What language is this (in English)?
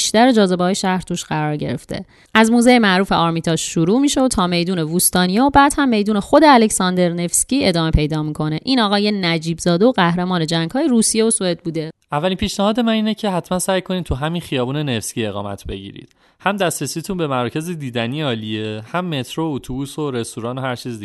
Persian